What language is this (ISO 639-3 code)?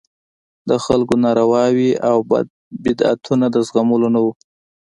pus